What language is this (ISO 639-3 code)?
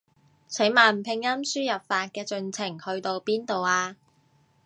yue